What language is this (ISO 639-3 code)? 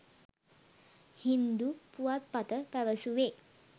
sin